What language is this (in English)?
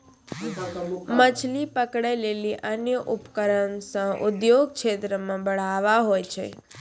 Maithili